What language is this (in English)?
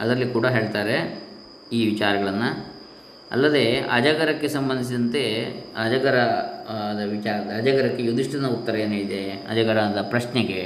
Kannada